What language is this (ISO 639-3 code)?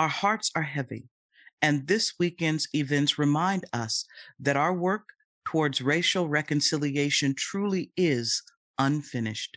eng